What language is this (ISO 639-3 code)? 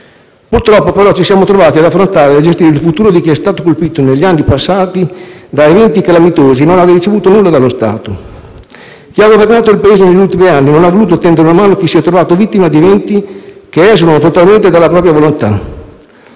ita